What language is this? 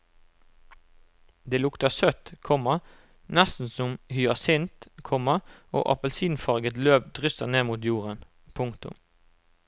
Norwegian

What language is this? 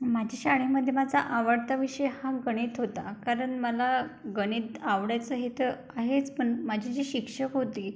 Marathi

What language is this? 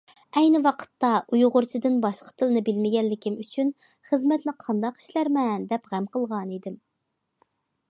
Uyghur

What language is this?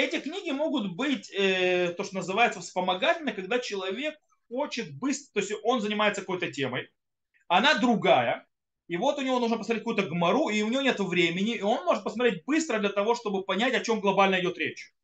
Russian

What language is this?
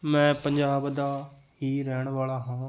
Punjabi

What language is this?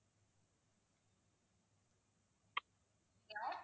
Tamil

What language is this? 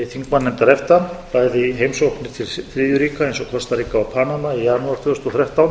Icelandic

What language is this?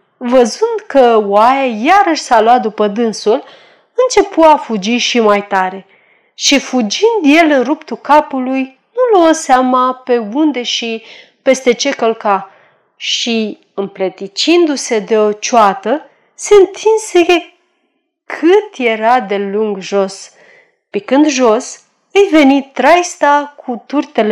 Romanian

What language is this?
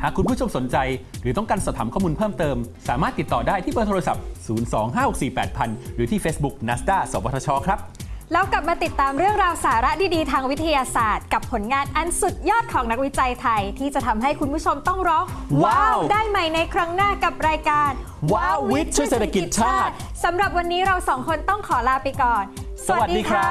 Thai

